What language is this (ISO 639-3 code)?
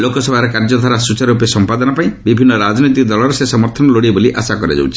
ori